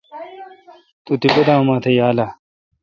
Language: Kalkoti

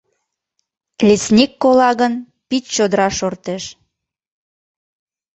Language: Mari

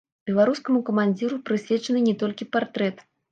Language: Belarusian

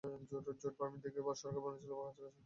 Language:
Bangla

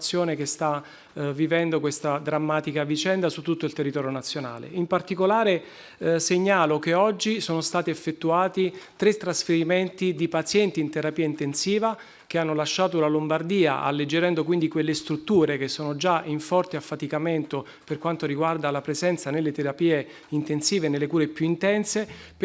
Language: Italian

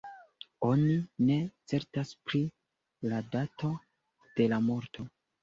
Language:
Esperanto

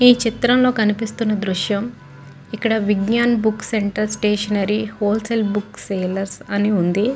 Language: Telugu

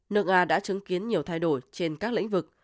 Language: Vietnamese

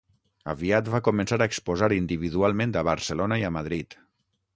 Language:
Catalan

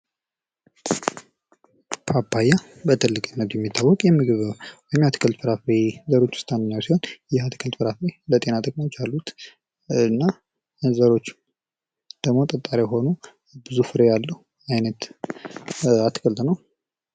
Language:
Amharic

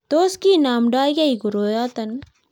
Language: Kalenjin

